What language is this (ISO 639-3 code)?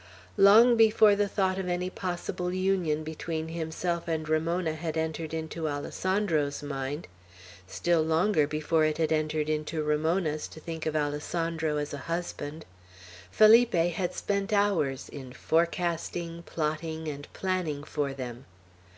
eng